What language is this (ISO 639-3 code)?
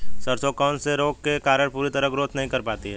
hin